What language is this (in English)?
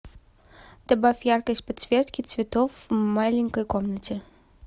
Russian